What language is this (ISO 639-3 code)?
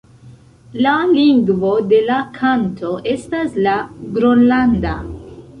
epo